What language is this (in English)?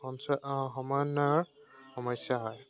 Assamese